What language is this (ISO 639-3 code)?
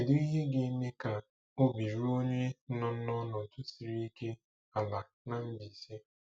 ibo